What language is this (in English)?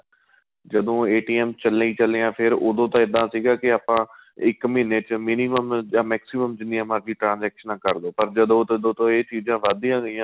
Punjabi